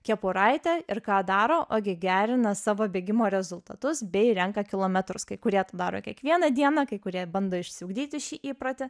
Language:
Lithuanian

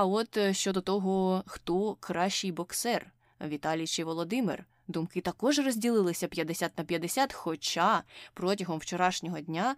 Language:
Ukrainian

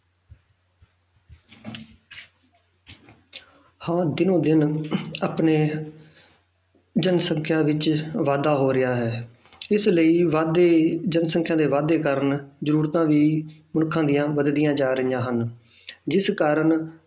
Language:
Punjabi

